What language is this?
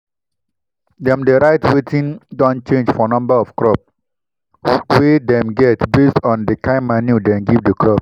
Nigerian Pidgin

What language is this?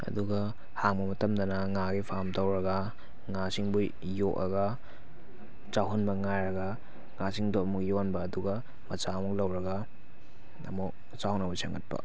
Manipuri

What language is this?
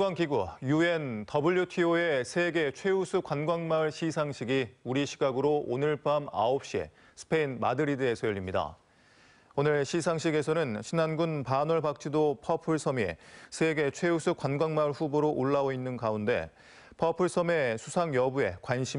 Korean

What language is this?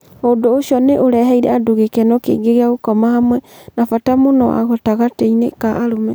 Kikuyu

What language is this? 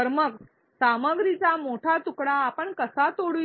Marathi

